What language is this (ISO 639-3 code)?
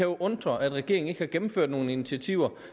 dan